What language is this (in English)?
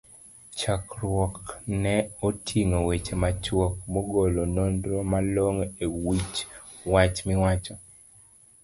Luo (Kenya and Tanzania)